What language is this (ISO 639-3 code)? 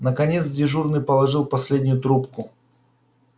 rus